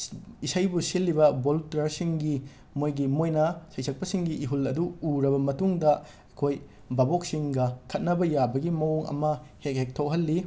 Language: Manipuri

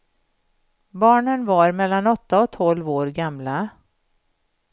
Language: Swedish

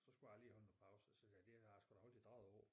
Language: Danish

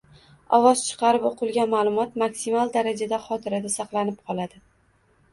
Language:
Uzbek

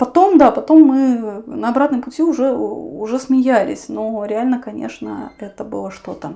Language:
Russian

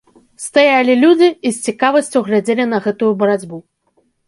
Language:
Belarusian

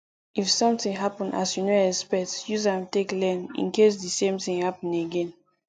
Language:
Nigerian Pidgin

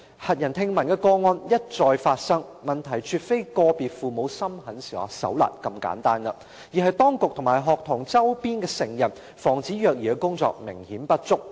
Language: Cantonese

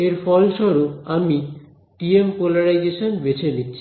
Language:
Bangla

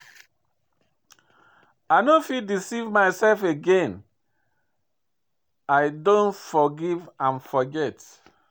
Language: Nigerian Pidgin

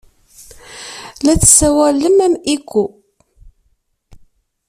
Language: Kabyle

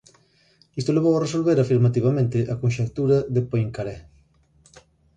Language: Galician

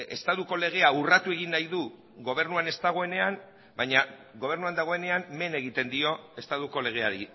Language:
Basque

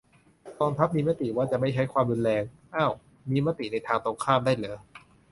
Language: Thai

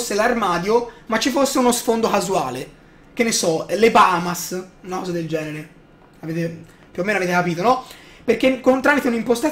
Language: Italian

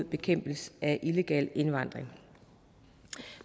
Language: Danish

